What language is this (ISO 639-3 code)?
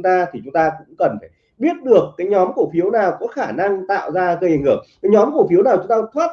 vie